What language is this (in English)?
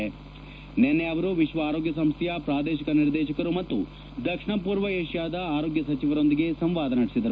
Kannada